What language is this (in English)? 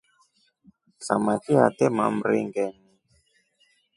Rombo